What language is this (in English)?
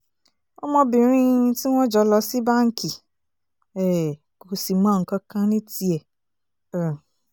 Yoruba